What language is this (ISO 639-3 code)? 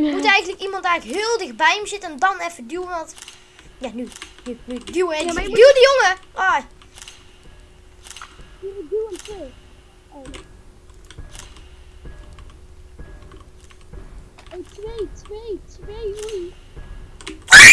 nld